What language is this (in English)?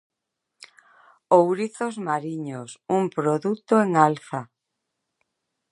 Galician